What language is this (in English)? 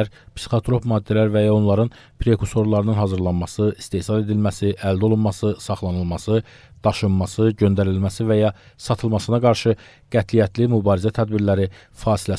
Turkish